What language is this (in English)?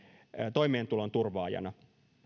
Finnish